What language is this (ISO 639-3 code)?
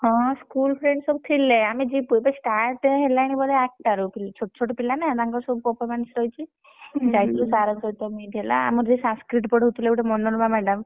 ori